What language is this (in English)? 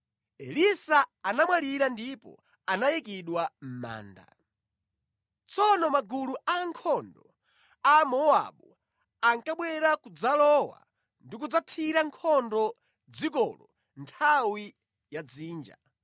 Nyanja